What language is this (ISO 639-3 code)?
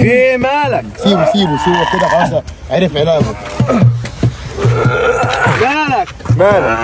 ara